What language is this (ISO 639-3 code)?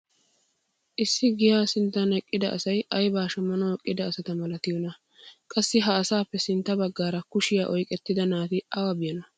wal